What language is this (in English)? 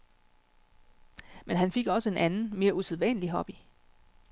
Danish